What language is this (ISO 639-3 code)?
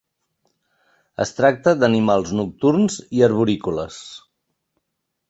cat